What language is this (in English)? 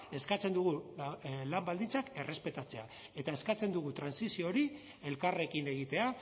Basque